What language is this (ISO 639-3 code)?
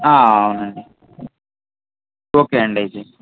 tel